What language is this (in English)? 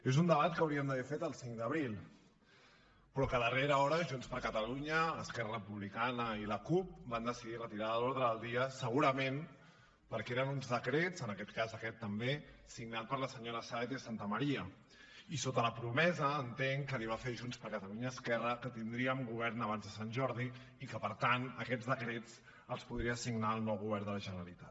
Catalan